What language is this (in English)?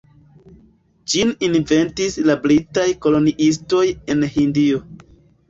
Esperanto